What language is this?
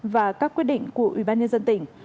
Vietnamese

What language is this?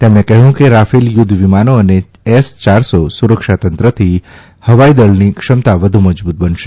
Gujarati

